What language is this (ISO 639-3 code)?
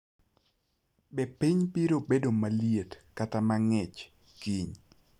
luo